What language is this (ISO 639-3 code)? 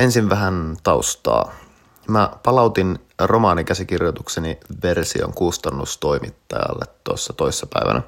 fin